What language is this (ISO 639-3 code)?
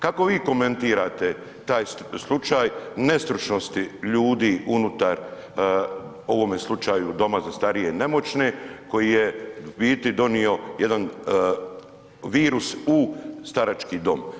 hrv